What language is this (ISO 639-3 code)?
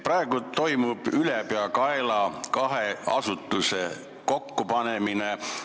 est